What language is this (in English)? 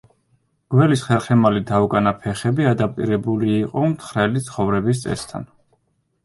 Georgian